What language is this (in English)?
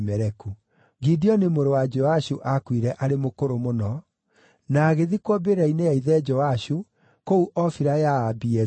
Kikuyu